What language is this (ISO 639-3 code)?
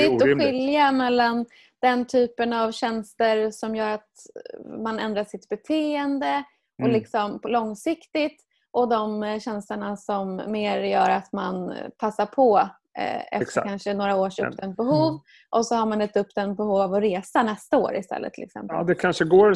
swe